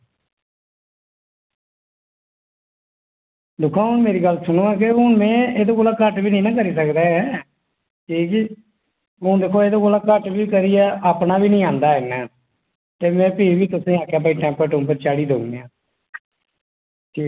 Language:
Dogri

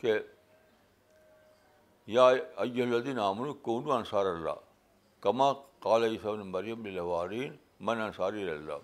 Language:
Urdu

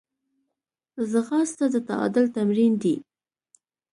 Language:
Pashto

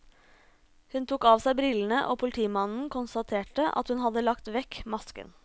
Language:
Norwegian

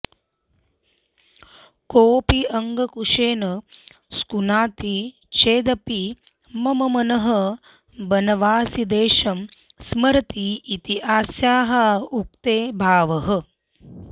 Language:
Sanskrit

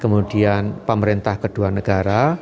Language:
Indonesian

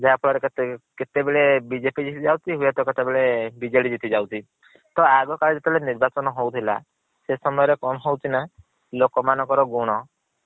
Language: Odia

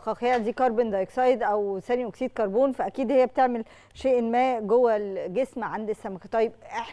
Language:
Arabic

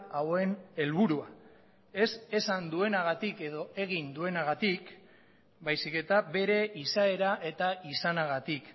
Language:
Basque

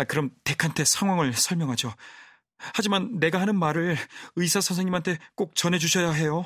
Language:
Korean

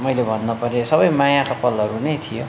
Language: Nepali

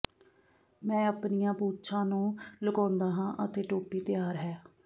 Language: Punjabi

